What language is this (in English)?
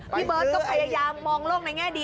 Thai